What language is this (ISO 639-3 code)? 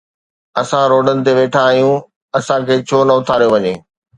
snd